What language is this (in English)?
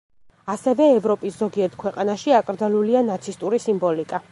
Georgian